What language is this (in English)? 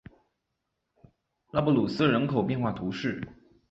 Chinese